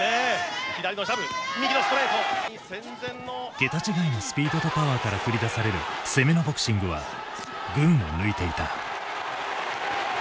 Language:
Japanese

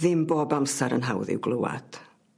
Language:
Welsh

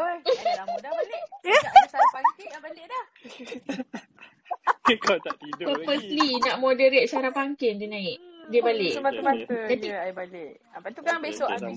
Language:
Malay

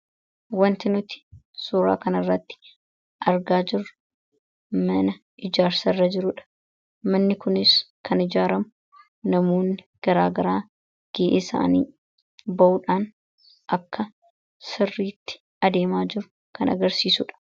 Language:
Oromo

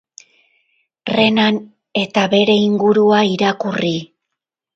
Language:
Basque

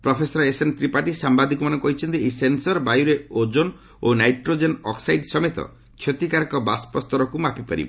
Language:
Odia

